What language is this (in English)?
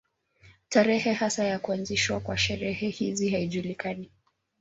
Swahili